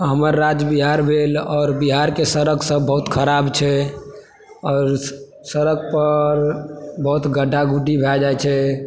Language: Maithili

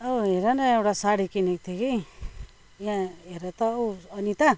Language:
Nepali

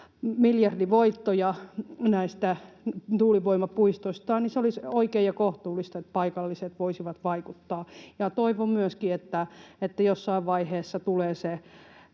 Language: Finnish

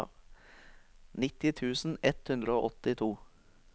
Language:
Norwegian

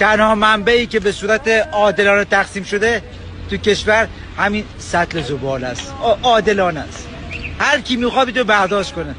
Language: Persian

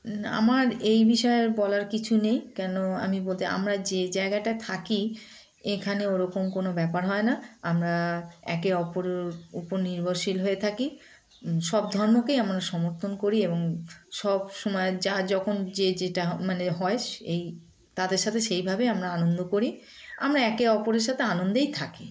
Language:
Bangla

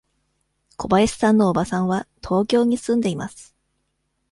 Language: Japanese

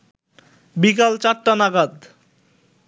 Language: Bangla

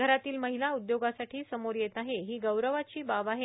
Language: Marathi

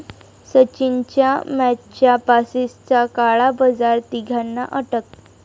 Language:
Marathi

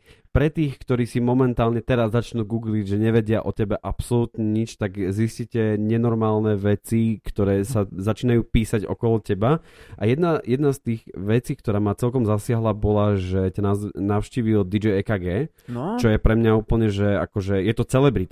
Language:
Slovak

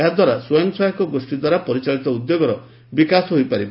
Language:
Odia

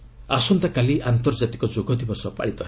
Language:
Odia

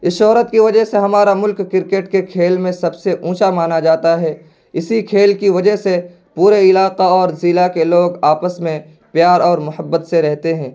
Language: Urdu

